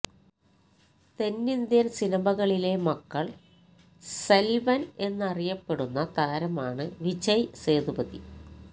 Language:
Malayalam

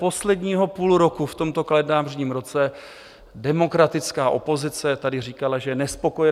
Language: Czech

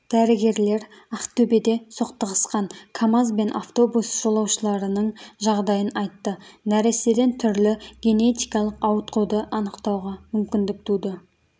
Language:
Kazakh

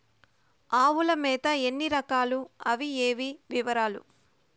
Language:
Telugu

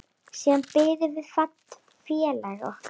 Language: Icelandic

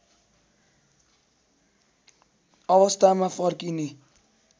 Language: Nepali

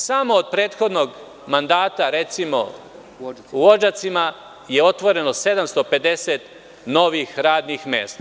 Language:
Serbian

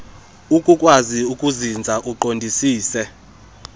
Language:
Xhosa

